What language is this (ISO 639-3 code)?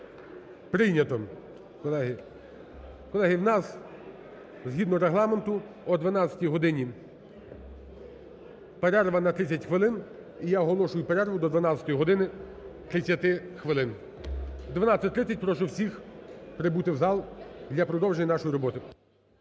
ukr